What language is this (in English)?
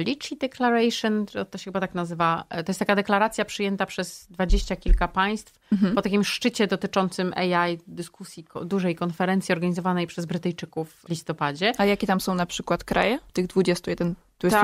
Polish